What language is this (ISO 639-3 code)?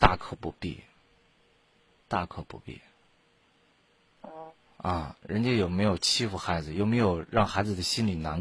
zho